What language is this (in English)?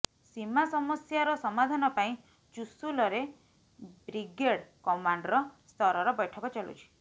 Odia